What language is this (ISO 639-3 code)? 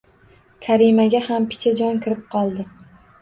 uzb